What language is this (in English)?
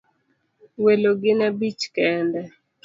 Luo (Kenya and Tanzania)